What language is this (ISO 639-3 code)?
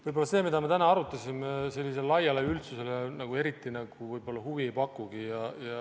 est